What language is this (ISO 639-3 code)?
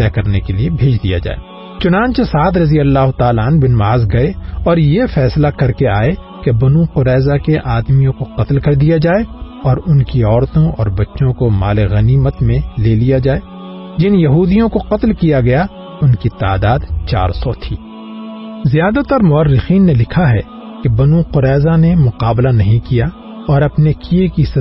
urd